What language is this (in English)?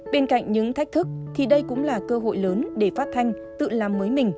Vietnamese